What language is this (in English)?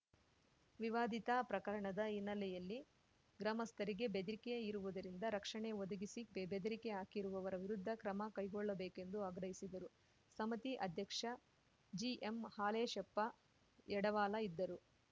Kannada